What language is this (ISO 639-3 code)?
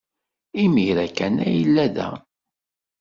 kab